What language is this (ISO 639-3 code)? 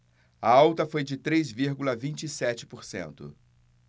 por